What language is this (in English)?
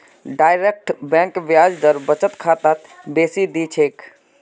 Magahi